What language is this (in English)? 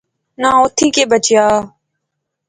Pahari-Potwari